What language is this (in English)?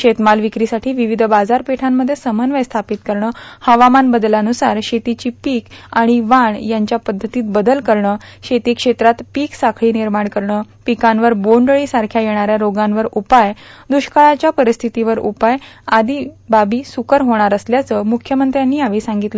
Marathi